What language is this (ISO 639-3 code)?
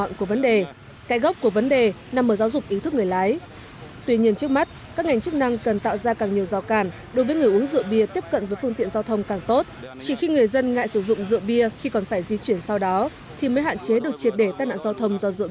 vie